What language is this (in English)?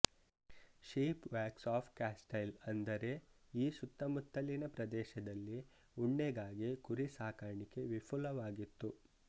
Kannada